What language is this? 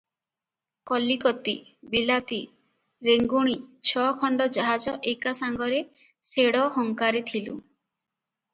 Odia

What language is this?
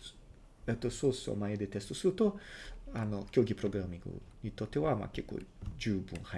Japanese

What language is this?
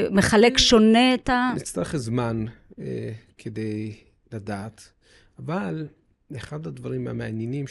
Hebrew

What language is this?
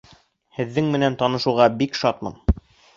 Bashkir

